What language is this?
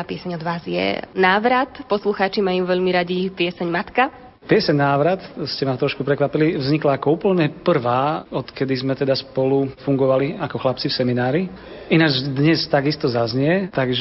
Slovak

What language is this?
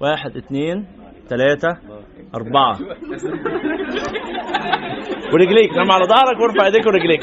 Arabic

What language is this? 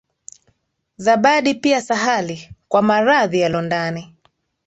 Swahili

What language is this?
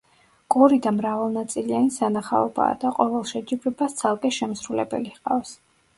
Georgian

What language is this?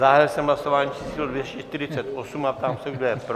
Czech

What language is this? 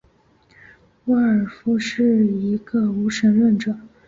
Chinese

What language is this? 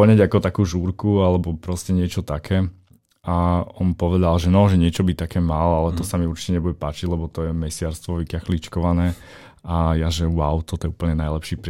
Slovak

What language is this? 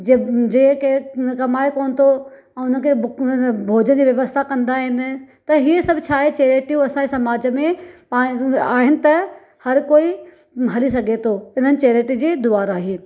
Sindhi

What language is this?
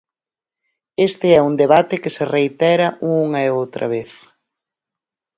Galician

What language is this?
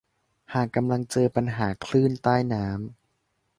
Thai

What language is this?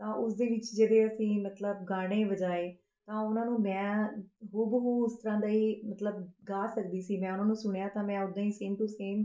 Punjabi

